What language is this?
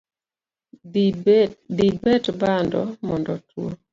Luo (Kenya and Tanzania)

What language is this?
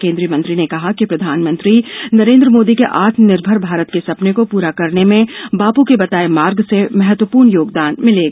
Hindi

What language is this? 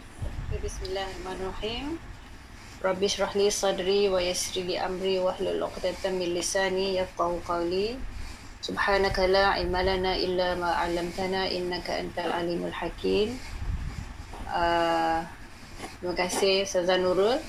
Malay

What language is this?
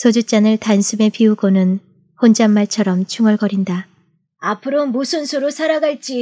Korean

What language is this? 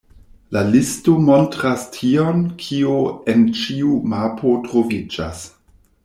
Esperanto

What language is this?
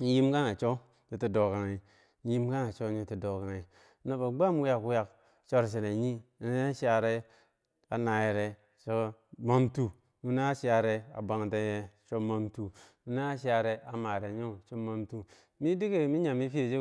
Bangwinji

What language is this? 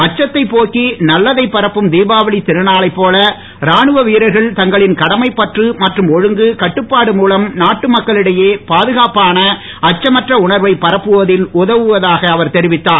Tamil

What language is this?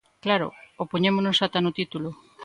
Galician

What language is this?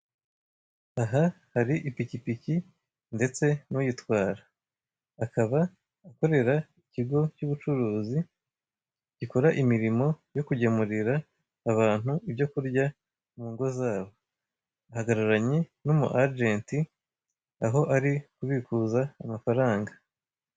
Kinyarwanda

